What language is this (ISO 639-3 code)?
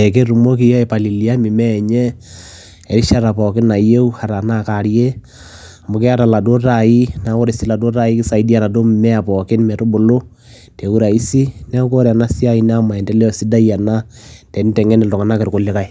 mas